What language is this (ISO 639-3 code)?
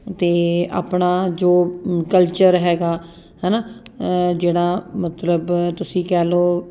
pan